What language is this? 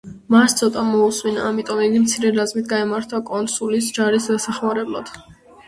Georgian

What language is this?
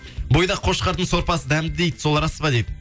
Kazakh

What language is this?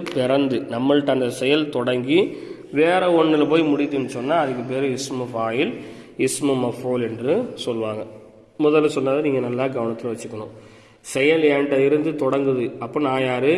Tamil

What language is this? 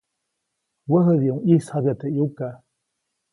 Copainalá Zoque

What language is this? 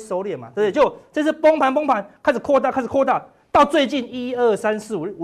Chinese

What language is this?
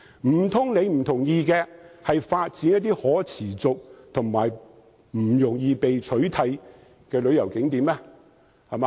Cantonese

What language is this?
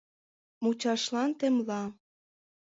Mari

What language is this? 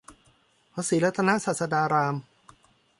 Thai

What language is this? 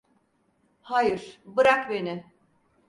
Turkish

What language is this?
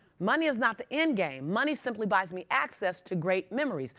English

